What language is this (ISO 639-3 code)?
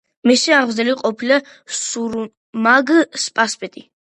kat